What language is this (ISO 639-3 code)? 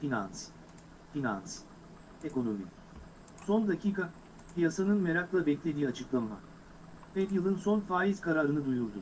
tur